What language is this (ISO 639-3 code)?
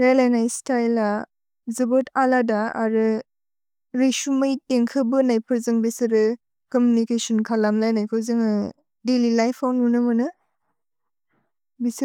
brx